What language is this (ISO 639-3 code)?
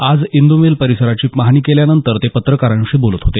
mar